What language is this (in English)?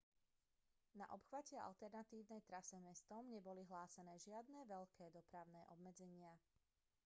Slovak